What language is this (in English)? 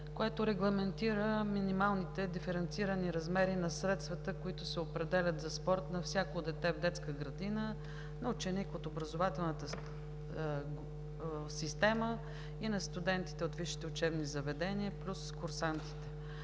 Bulgarian